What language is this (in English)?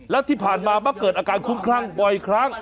Thai